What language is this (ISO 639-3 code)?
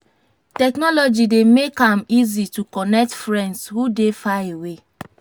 pcm